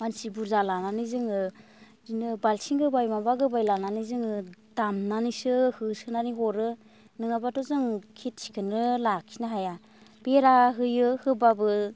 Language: Bodo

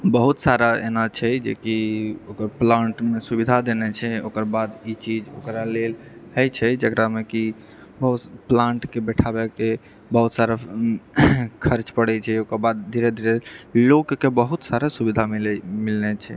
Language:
Maithili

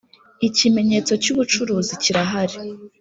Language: Kinyarwanda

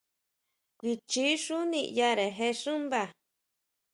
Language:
Huautla Mazatec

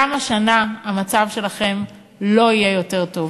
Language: Hebrew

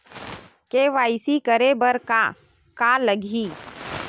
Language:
Chhattisgarhi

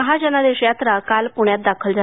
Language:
Marathi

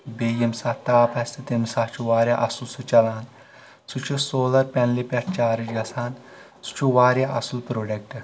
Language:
Kashmiri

